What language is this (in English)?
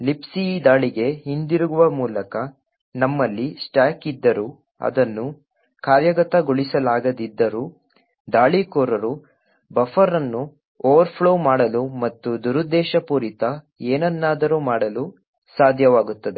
Kannada